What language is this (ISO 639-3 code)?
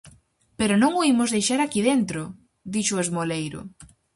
glg